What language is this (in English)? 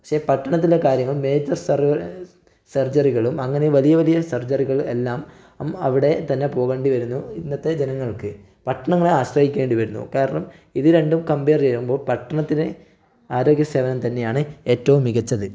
Malayalam